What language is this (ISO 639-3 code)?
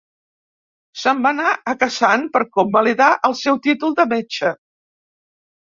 cat